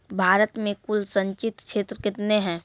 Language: Maithili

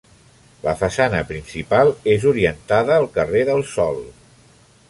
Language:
Catalan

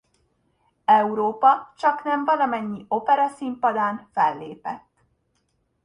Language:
Hungarian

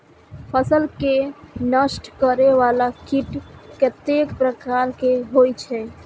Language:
Maithili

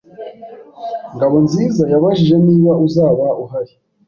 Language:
Kinyarwanda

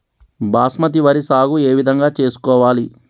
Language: Telugu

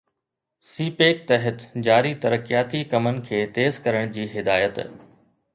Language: Sindhi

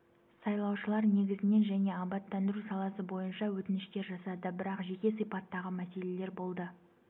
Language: Kazakh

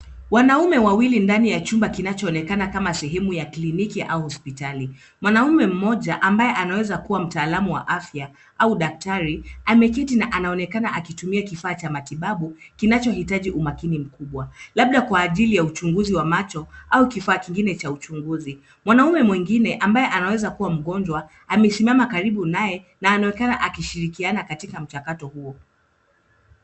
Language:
Swahili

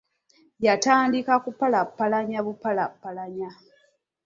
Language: Ganda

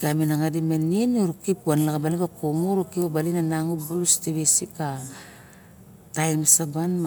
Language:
Barok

